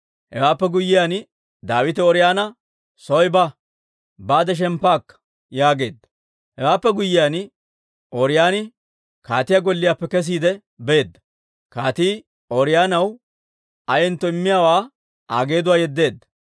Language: Dawro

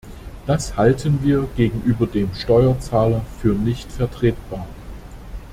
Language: German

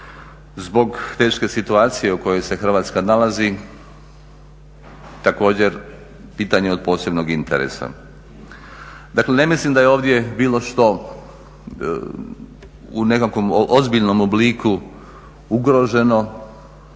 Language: Croatian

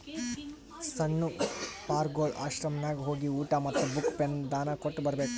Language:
Kannada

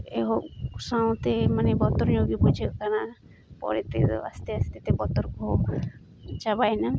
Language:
Santali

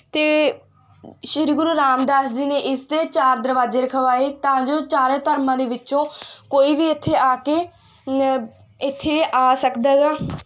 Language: Punjabi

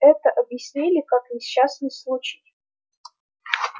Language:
Russian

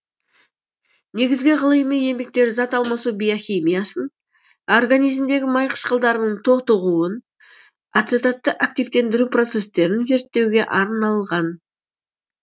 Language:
Kazakh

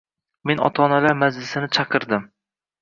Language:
Uzbek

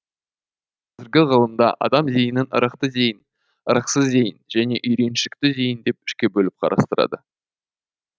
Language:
Kazakh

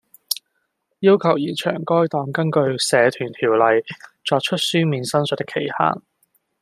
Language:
Cantonese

